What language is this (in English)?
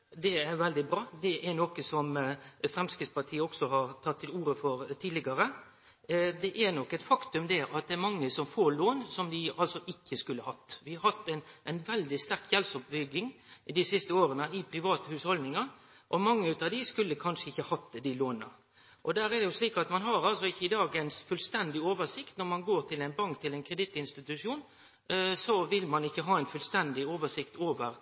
Norwegian Nynorsk